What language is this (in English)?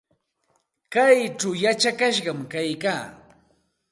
Santa Ana de Tusi Pasco Quechua